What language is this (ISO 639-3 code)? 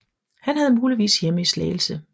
dan